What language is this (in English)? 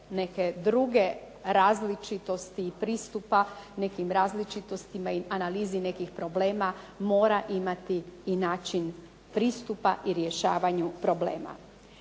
Croatian